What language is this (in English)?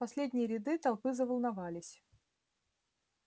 Russian